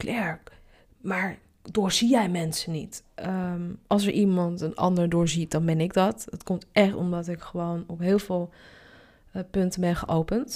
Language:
Dutch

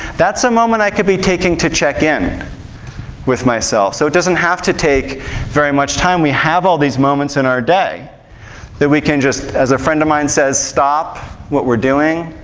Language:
English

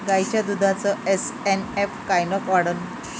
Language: Marathi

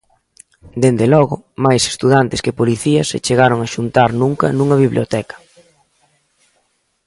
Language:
Galician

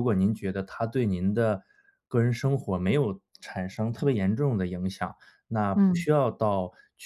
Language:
Chinese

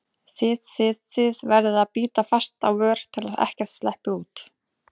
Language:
Icelandic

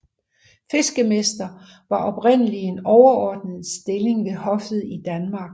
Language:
Danish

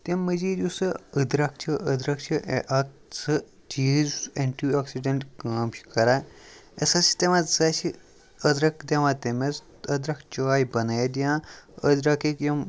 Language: Kashmiri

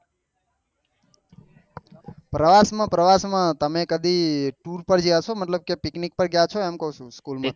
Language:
Gujarati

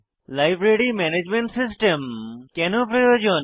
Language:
Bangla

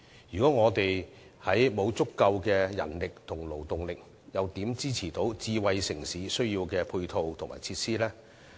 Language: Cantonese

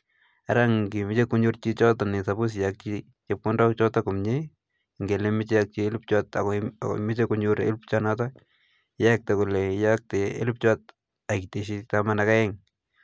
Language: Kalenjin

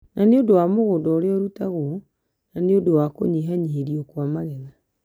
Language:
Kikuyu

